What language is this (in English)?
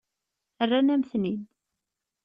Kabyle